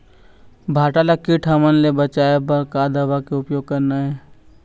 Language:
Chhattisgarhi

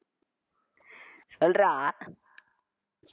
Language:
Tamil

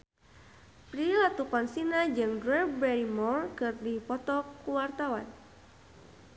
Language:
Sundanese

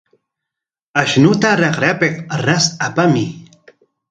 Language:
Corongo Ancash Quechua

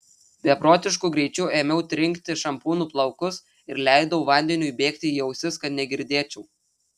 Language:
Lithuanian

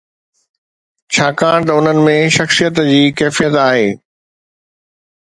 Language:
Sindhi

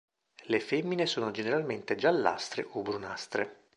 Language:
Italian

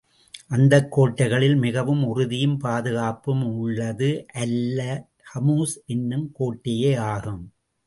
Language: Tamil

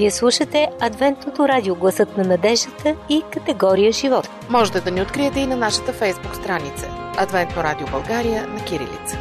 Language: Bulgarian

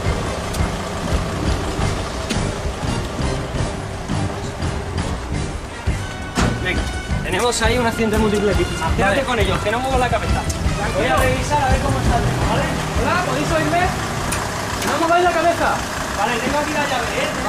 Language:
Spanish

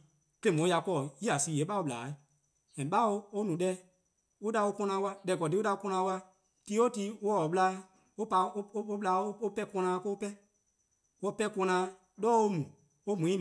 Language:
Eastern Krahn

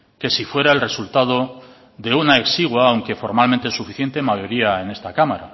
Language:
Spanish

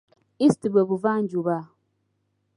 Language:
Ganda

